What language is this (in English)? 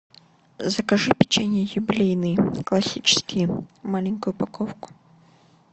Russian